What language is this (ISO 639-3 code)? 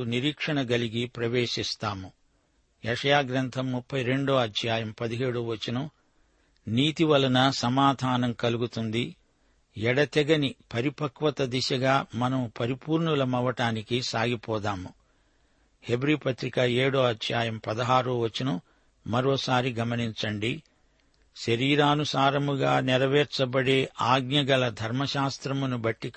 tel